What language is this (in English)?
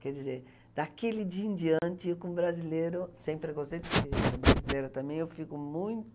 Portuguese